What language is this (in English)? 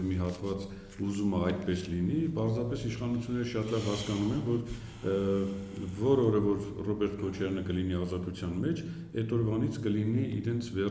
Romanian